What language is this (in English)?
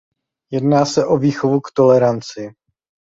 Czech